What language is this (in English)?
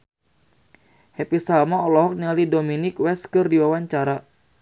Sundanese